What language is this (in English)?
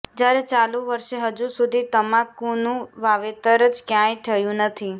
Gujarati